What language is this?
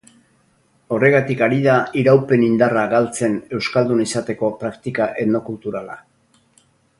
Basque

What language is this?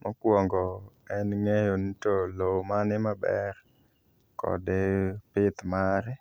Luo (Kenya and Tanzania)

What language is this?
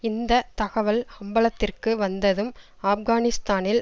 Tamil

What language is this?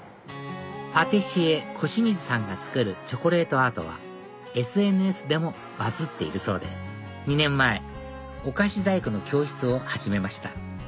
Japanese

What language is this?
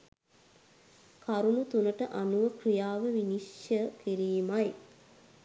Sinhala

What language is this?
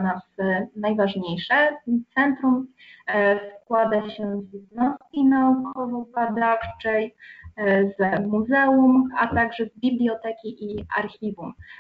Polish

